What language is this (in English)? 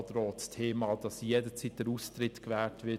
Swiss German